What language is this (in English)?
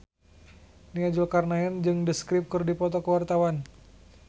Sundanese